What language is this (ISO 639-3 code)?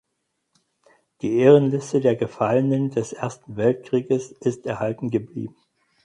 deu